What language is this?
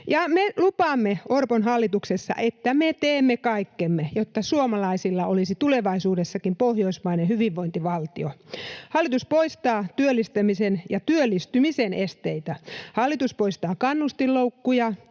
Finnish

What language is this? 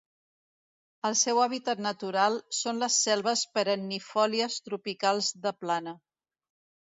Catalan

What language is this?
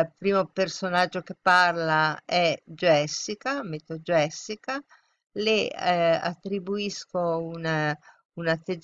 Italian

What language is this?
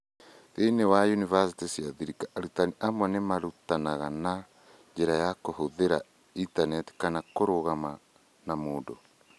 Kikuyu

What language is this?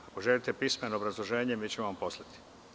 Serbian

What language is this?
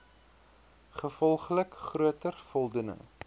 Afrikaans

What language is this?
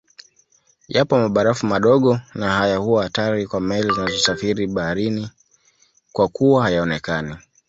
Swahili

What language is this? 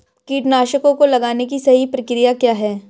Hindi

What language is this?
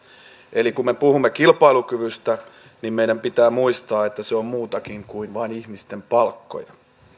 Finnish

